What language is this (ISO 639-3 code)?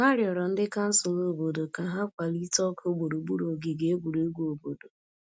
ibo